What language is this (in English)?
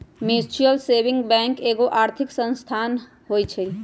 Magahi